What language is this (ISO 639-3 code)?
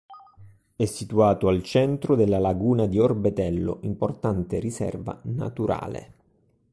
ita